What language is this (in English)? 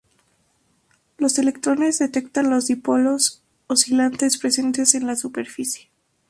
Spanish